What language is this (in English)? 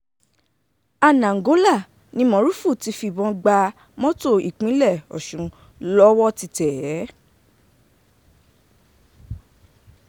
Yoruba